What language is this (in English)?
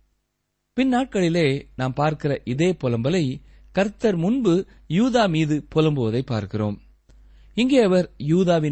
Tamil